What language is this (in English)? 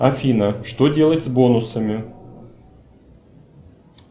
Russian